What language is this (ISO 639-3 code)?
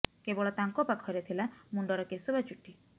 ori